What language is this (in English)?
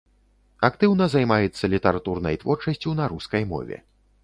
Belarusian